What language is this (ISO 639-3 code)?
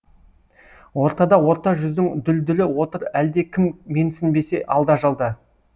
kaz